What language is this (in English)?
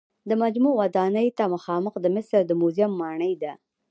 Pashto